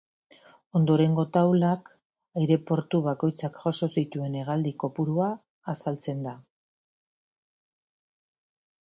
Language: Basque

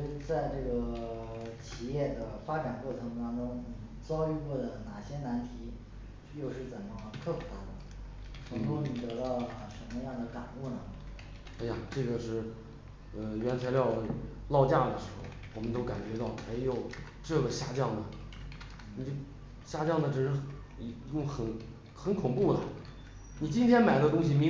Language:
Chinese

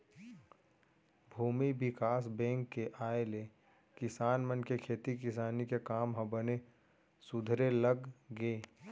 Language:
Chhattisgarhi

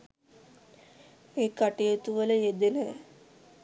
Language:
Sinhala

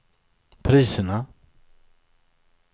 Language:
Swedish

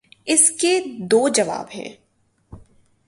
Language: Urdu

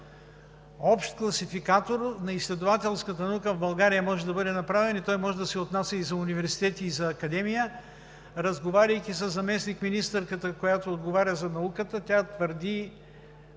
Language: Bulgarian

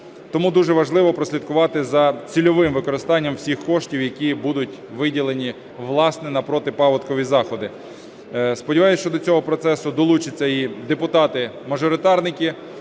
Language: Ukrainian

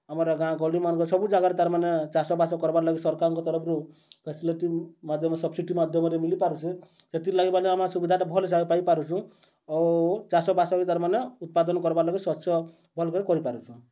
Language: Odia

